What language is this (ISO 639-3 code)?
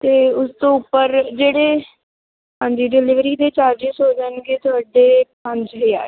pan